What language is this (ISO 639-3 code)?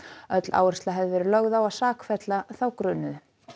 isl